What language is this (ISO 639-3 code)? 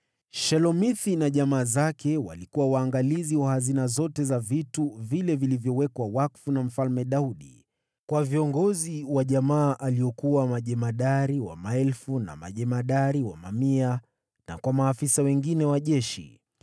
swa